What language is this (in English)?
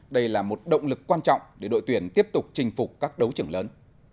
Vietnamese